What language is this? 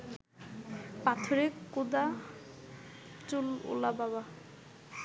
Bangla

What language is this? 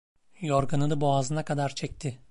Turkish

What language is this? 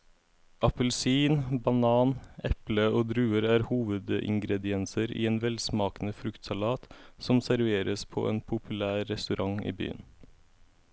Norwegian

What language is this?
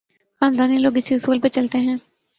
Urdu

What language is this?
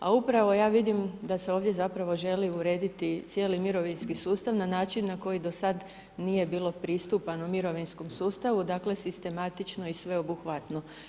Croatian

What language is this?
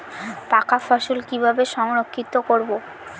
Bangla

